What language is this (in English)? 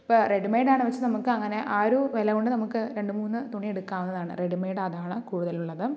Malayalam